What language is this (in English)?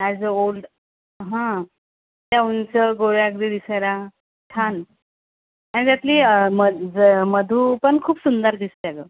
Marathi